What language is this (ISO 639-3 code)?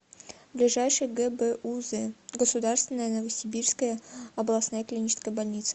rus